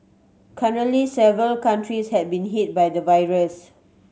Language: English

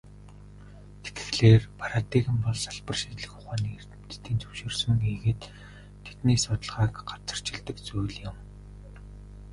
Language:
Mongolian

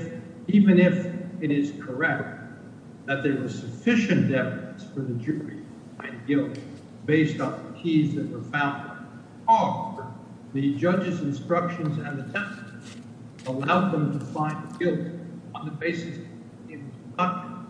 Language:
English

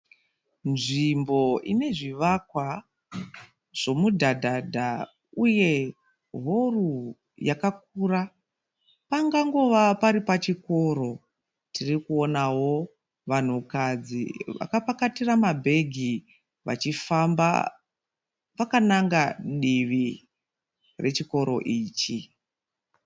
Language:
Shona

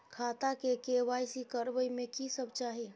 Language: Maithili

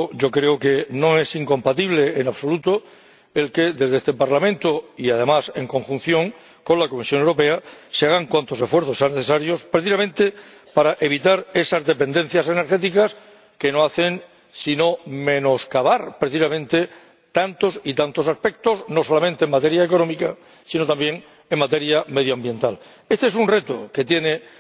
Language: Spanish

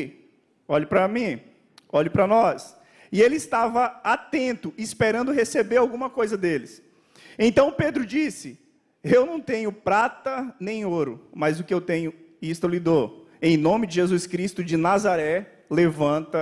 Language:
Portuguese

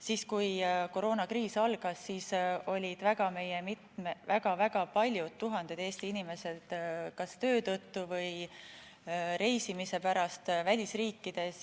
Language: Estonian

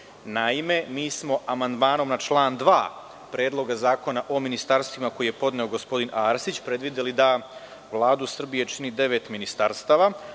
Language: Serbian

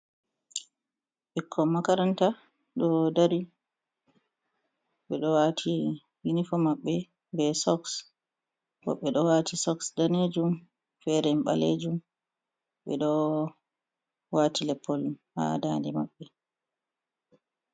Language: Fula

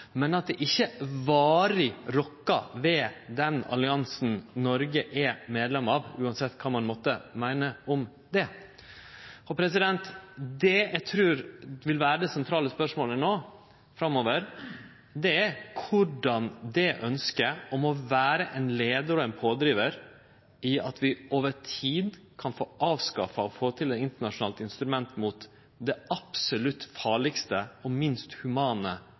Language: Norwegian Nynorsk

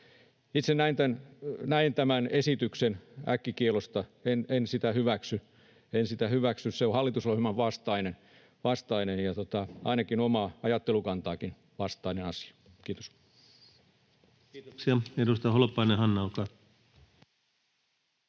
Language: Finnish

